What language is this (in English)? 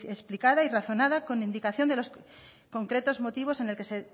Spanish